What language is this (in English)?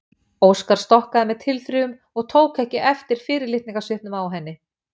Icelandic